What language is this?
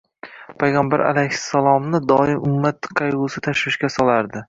Uzbek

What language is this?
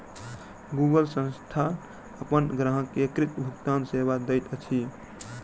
Maithili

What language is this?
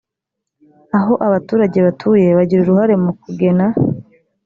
Kinyarwanda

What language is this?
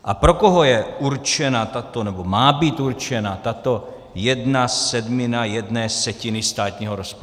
Czech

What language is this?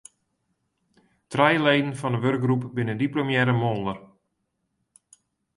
Western Frisian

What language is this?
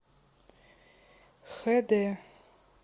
Russian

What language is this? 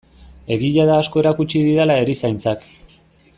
Basque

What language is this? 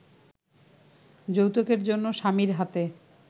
Bangla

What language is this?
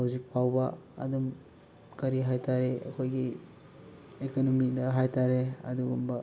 Manipuri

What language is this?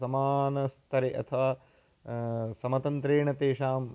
Sanskrit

